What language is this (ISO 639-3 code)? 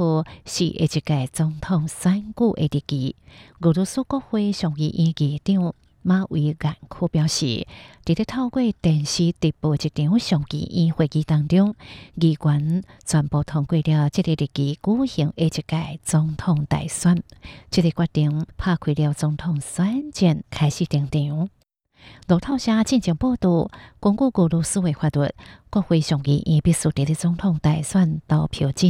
zho